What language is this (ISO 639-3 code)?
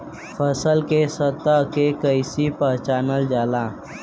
bho